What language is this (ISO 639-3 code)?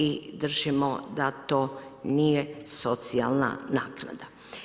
hrv